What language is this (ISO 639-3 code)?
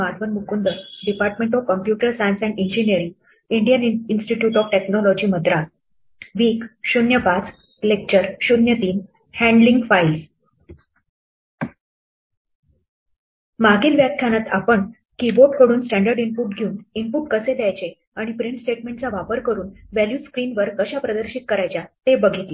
mar